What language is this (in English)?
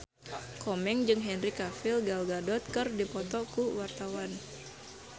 Sundanese